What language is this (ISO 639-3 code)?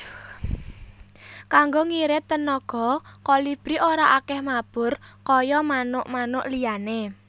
jav